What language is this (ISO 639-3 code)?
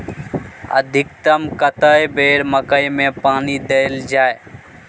mai